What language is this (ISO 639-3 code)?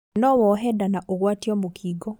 kik